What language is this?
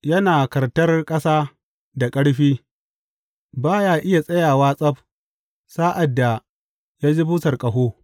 Hausa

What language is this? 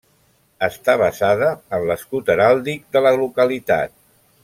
Catalan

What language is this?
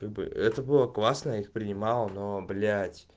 Russian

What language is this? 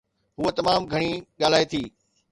Sindhi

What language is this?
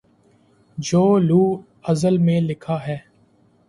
Urdu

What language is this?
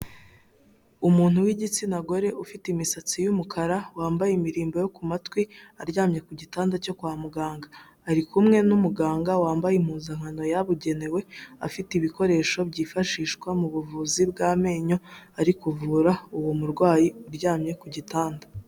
Kinyarwanda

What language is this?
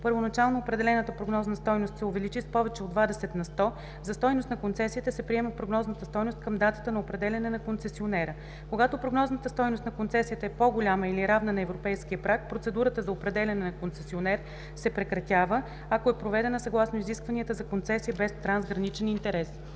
Bulgarian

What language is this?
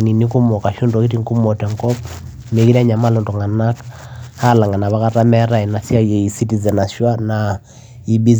Masai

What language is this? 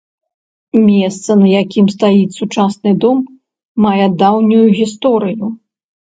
Belarusian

